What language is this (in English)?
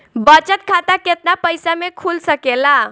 Bhojpuri